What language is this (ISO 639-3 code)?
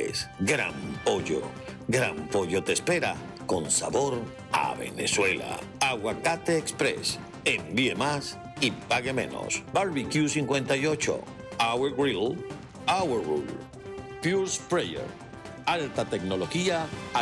spa